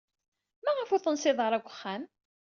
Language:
Kabyle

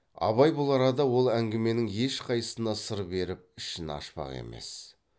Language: Kazakh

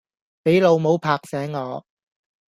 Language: Cantonese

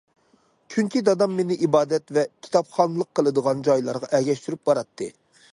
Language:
Uyghur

